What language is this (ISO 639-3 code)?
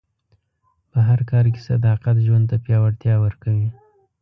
pus